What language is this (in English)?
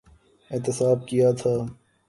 Urdu